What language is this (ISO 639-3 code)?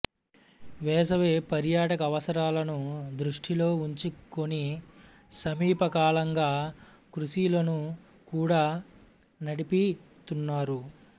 tel